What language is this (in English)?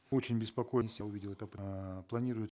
Kazakh